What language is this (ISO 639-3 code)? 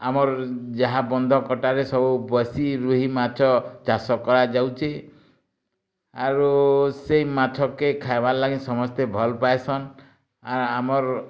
ori